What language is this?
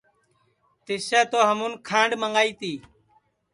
Sansi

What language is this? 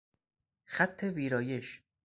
Persian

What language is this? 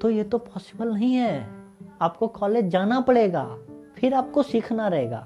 Hindi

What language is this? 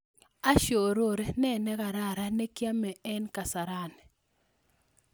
Kalenjin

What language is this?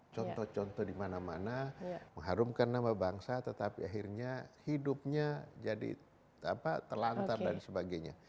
Indonesian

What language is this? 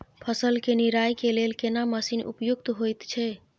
Maithili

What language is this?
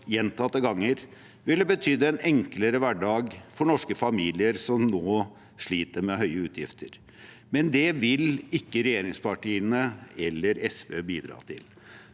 Norwegian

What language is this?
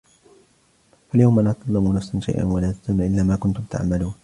Arabic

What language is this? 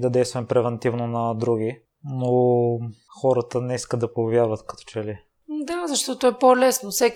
Bulgarian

